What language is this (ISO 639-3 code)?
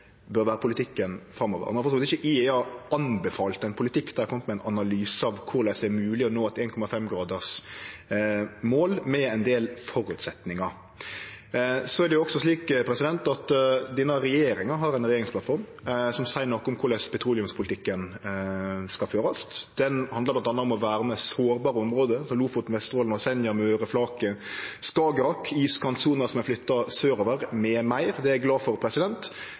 nno